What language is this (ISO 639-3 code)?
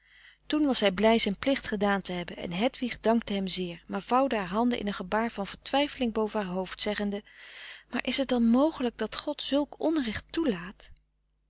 nld